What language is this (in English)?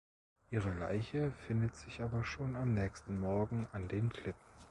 German